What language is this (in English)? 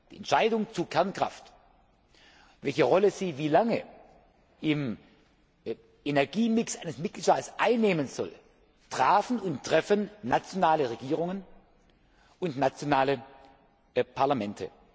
German